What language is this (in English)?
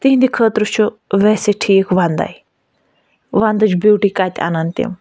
Kashmiri